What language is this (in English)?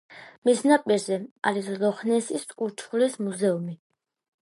Georgian